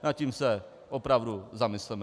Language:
Czech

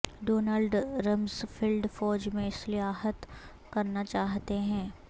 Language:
Urdu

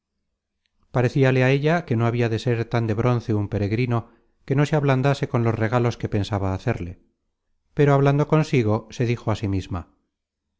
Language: Spanish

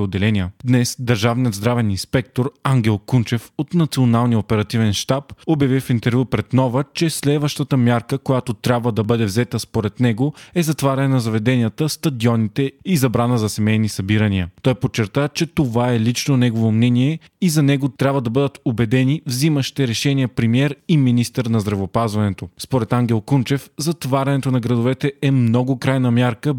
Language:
Bulgarian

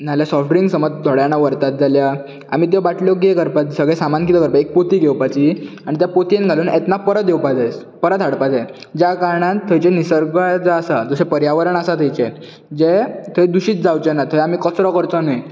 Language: Konkani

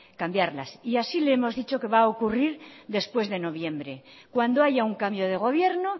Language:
Spanish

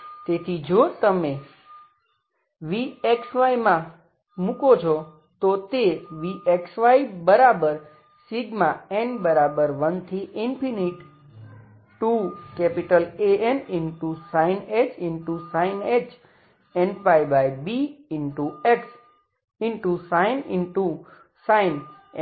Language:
Gujarati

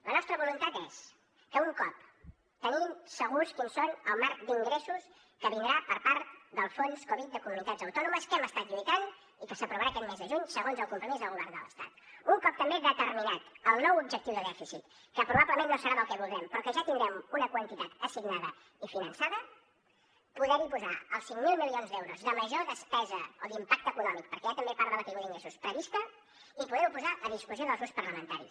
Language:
Catalan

